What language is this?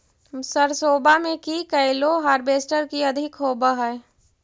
Magahi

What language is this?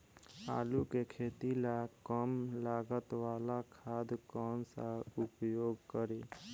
Bhojpuri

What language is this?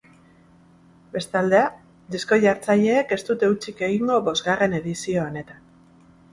Basque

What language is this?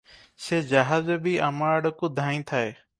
Odia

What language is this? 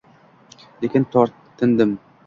Uzbek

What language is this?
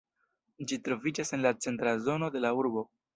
Esperanto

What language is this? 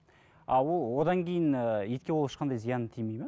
Kazakh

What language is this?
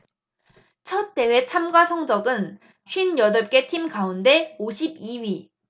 Korean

